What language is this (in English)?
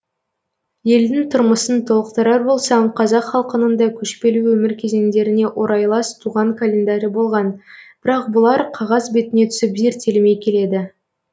Kazakh